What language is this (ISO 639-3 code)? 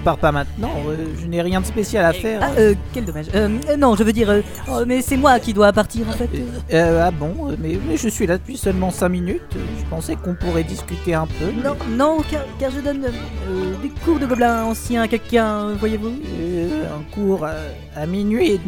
fra